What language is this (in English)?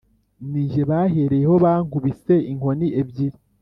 Kinyarwanda